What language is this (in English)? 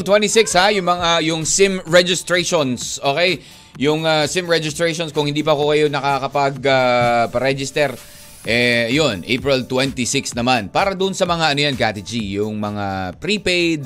Filipino